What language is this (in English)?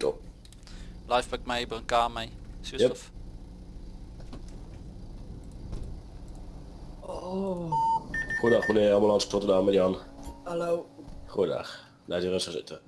Dutch